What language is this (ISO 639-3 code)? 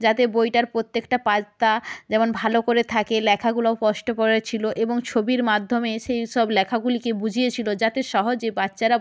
ben